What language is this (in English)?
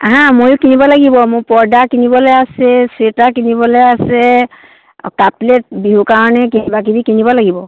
Assamese